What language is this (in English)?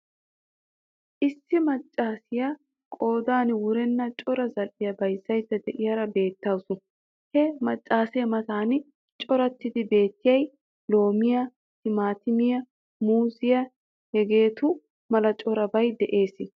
Wolaytta